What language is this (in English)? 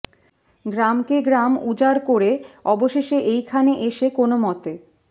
Bangla